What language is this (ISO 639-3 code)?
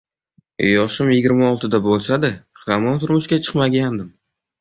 uzb